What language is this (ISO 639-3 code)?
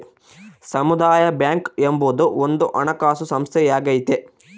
kan